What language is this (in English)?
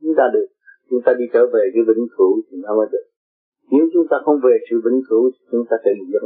Vietnamese